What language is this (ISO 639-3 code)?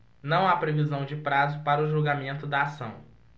por